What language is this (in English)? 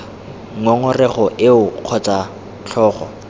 Tswana